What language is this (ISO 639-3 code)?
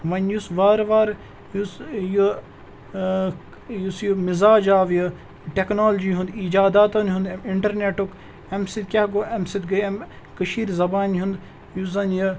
kas